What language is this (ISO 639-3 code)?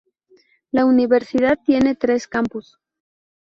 spa